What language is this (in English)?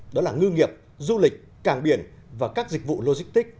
Vietnamese